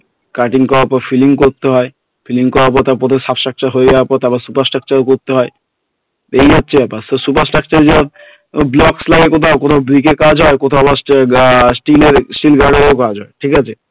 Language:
Bangla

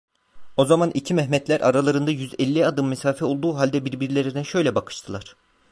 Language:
Turkish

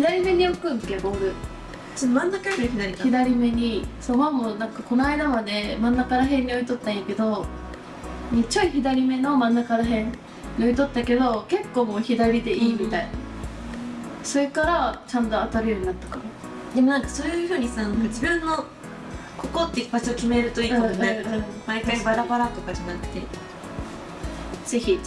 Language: Japanese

